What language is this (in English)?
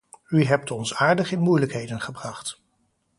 Dutch